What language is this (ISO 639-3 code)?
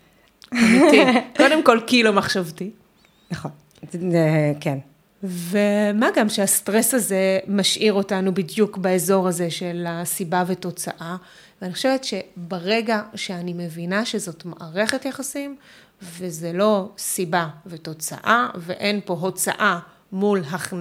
heb